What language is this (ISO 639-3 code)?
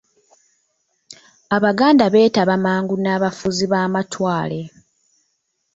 lug